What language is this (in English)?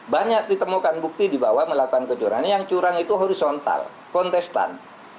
Indonesian